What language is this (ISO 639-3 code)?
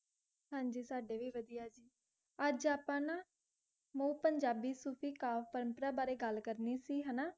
pan